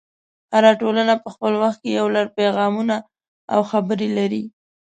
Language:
Pashto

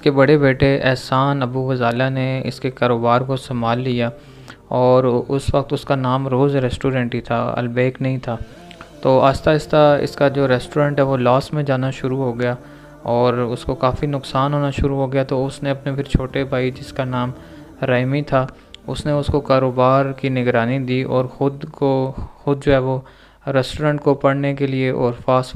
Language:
Hindi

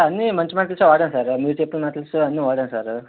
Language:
Telugu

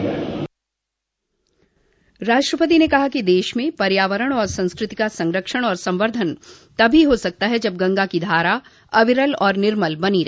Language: Hindi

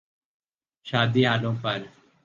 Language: Urdu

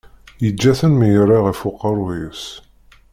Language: Kabyle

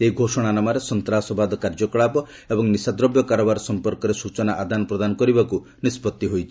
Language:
Odia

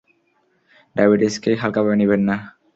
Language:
Bangla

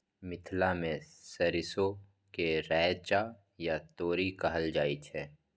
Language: Maithili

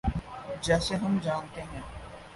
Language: Urdu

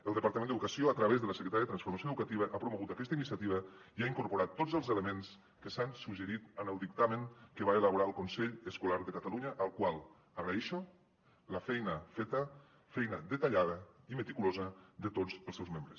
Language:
Catalan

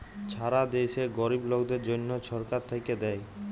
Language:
Bangla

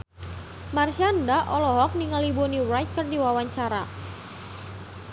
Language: Sundanese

